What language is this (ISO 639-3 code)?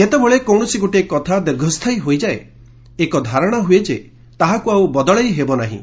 ori